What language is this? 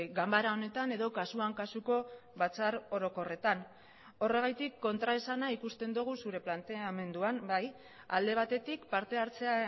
Basque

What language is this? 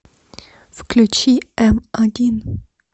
Russian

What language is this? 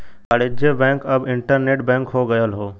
Bhojpuri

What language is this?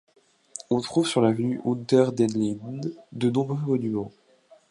French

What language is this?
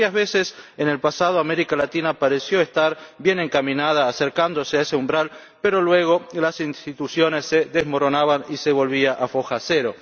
Spanish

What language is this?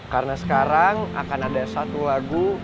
Indonesian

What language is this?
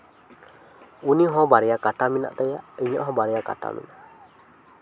Santali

